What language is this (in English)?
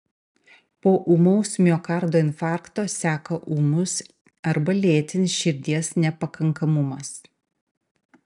Lithuanian